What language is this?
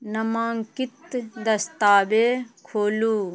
Maithili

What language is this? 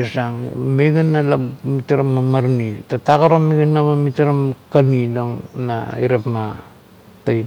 Kuot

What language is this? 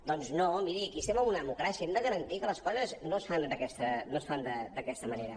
Catalan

